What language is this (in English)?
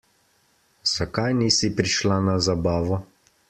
Slovenian